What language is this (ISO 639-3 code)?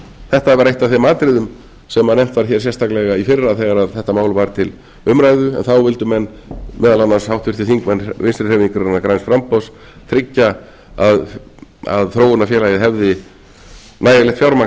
isl